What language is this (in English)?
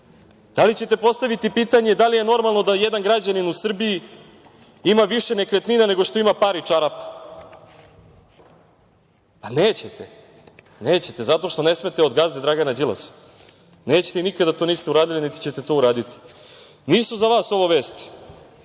Serbian